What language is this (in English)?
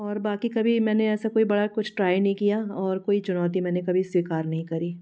Hindi